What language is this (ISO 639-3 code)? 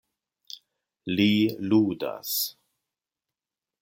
epo